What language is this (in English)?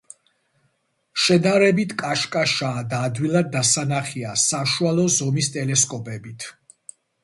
Georgian